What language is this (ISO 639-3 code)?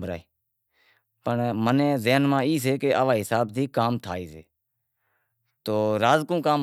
kxp